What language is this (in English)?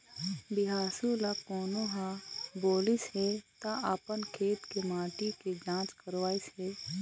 Chhattisgarhi